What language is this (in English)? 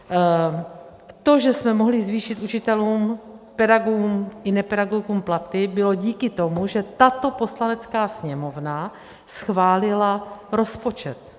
Czech